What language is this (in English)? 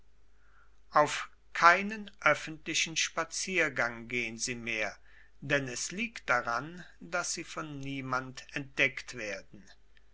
German